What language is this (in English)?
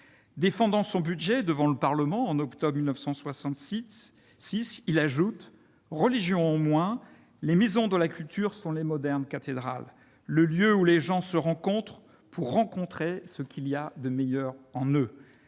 French